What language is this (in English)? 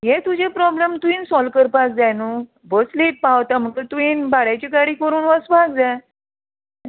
Konkani